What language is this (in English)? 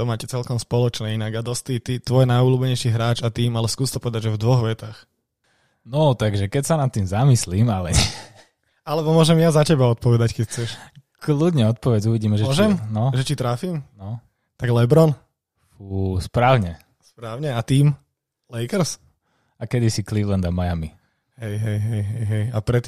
Slovak